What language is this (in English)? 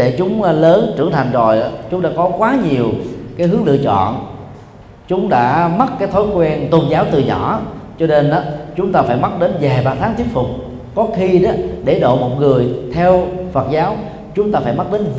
Vietnamese